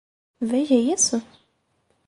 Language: Portuguese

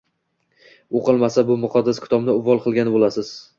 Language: Uzbek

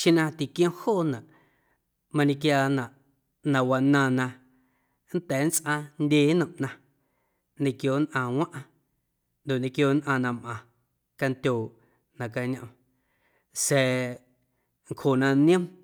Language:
Guerrero Amuzgo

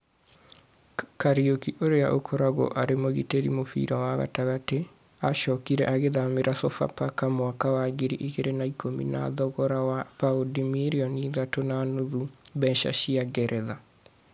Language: Kikuyu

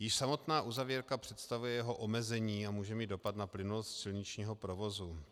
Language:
Czech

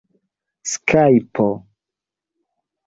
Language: Esperanto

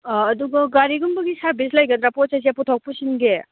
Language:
Manipuri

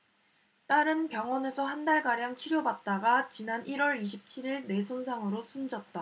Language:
Korean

